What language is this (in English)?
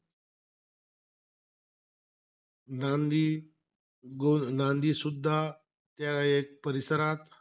Marathi